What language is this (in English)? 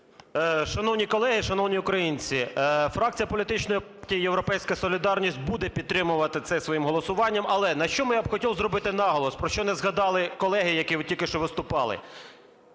Ukrainian